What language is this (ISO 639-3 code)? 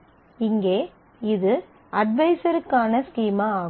tam